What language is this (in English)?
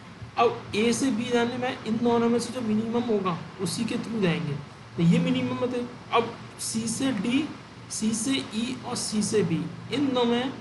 Hindi